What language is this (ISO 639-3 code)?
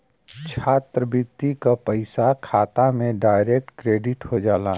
bho